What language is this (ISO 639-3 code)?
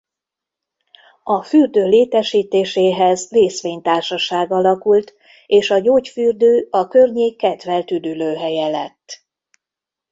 hun